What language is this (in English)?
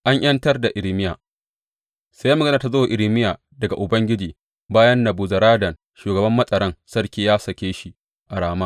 Hausa